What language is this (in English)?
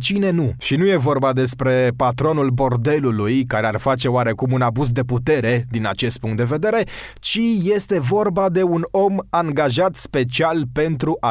Romanian